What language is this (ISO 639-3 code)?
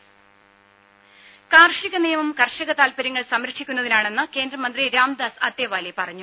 mal